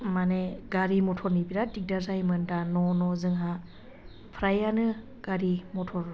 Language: Bodo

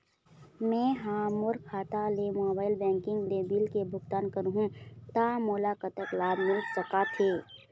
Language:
Chhattisgarhi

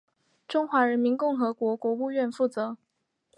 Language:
Chinese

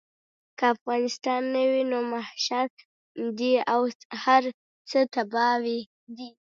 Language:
Pashto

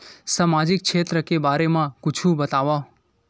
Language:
Chhattisgarhi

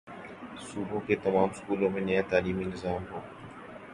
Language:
Urdu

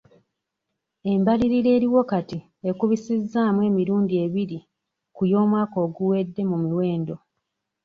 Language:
Ganda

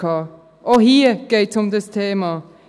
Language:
Swiss German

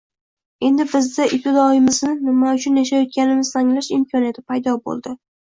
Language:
Uzbek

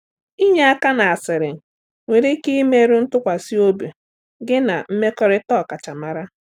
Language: Igbo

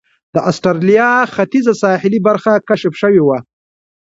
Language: Pashto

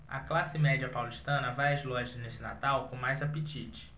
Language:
Portuguese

